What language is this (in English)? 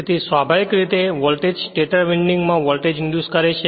Gujarati